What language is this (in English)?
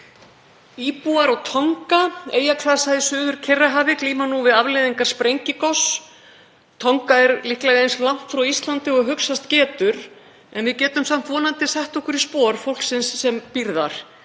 Icelandic